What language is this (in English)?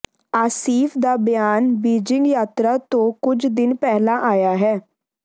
Punjabi